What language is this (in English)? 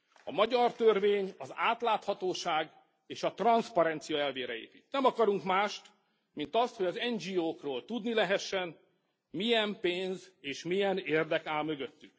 Hungarian